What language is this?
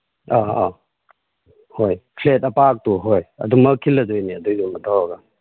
Manipuri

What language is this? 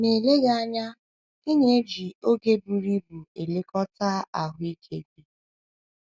Igbo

